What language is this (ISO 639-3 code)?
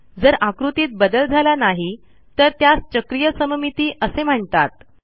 mar